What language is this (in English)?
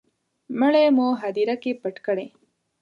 Pashto